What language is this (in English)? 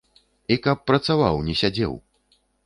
Belarusian